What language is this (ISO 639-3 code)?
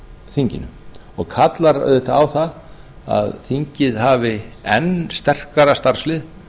isl